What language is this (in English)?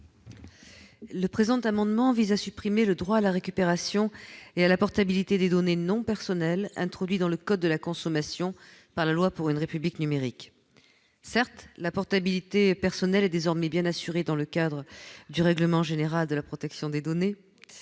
French